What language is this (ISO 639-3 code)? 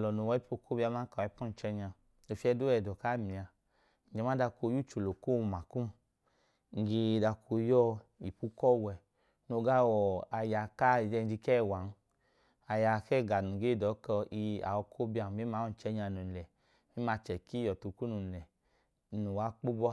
idu